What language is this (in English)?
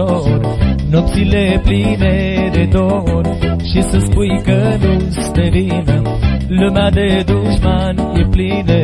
Romanian